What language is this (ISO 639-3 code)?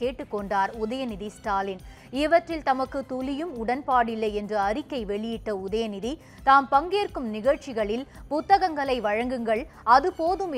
tam